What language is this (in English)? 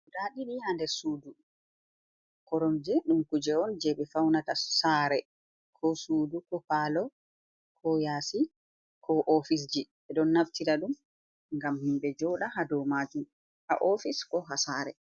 Fula